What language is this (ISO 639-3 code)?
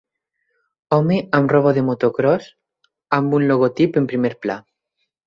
cat